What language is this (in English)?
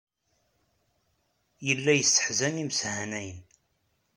Kabyle